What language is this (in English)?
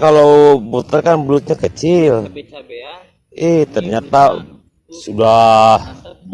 Indonesian